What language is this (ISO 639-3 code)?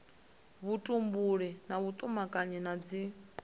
ven